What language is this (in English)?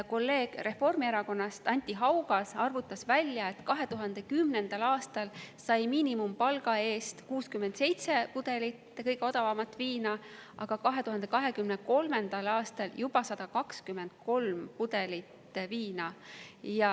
Estonian